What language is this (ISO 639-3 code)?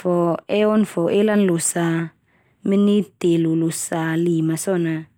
twu